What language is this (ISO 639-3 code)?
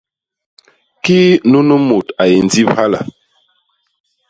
bas